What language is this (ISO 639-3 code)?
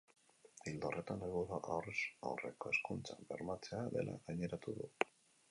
eus